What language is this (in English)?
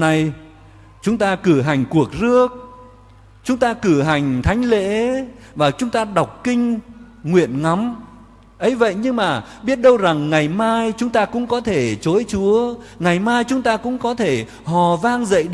Vietnamese